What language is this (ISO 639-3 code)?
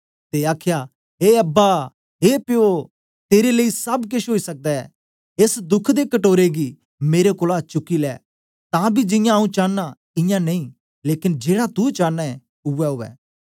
doi